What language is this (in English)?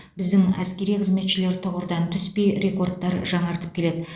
Kazakh